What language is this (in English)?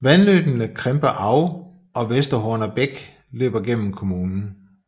Danish